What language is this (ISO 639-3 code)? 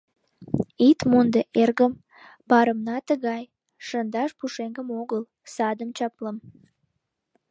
chm